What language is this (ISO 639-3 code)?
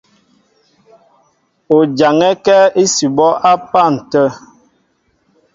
mbo